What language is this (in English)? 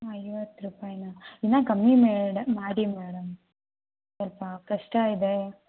Kannada